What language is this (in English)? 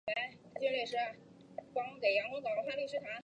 Chinese